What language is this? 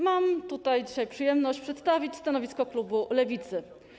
Polish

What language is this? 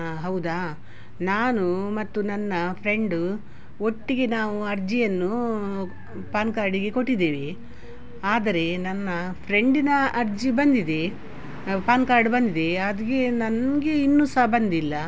Kannada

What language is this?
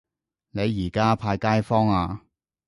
Cantonese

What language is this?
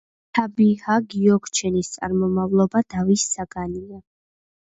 Georgian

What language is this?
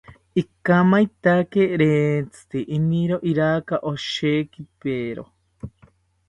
South Ucayali Ashéninka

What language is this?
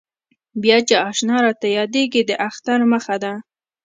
Pashto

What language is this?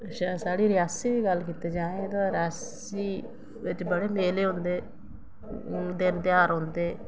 Dogri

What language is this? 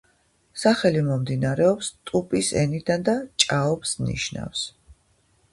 Georgian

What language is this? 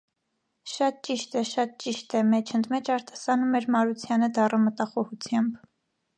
Armenian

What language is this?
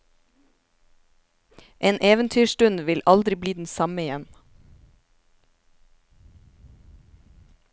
Norwegian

